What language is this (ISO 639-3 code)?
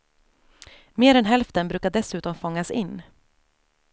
swe